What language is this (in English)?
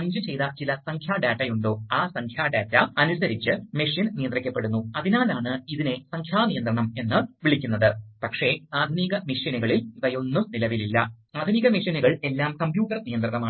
Malayalam